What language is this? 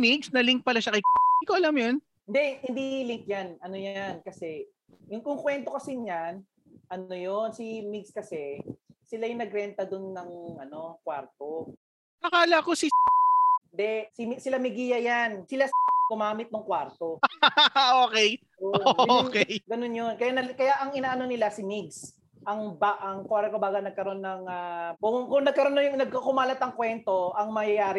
Filipino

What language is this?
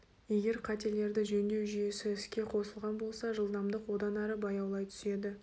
Kazakh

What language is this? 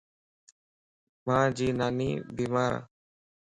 Lasi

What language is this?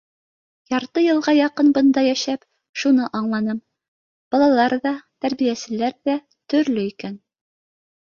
Bashkir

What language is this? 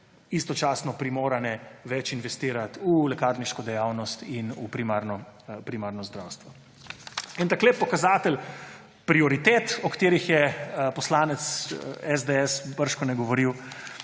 Slovenian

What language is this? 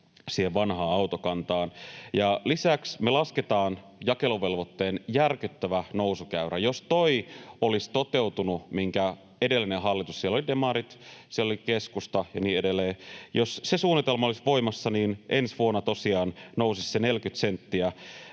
Finnish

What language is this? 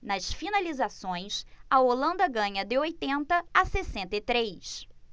Portuguese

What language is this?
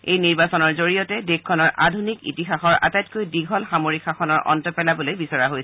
Assamese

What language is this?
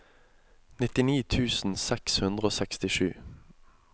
Norwegian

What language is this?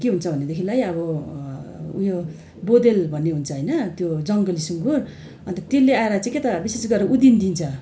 Nepali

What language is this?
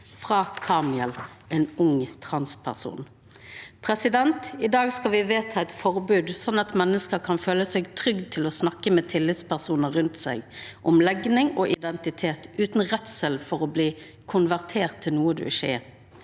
Norwegian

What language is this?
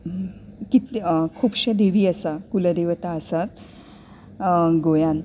Konkani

